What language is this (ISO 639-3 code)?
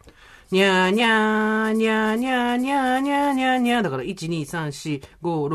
jpn